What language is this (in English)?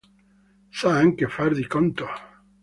Italian